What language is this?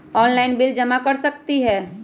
Magahi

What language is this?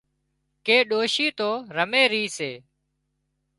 Wadiyara Koli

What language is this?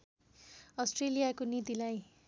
Nepali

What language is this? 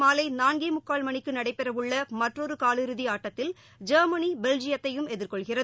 Tamil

